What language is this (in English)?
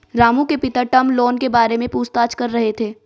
Hindi